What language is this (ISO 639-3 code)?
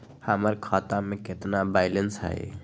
mag